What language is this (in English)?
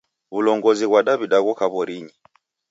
Taita